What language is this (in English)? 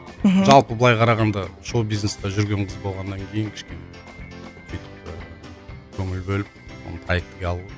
Kazakh